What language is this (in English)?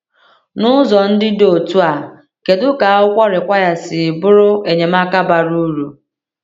Igbo